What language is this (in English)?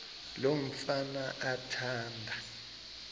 Xhosa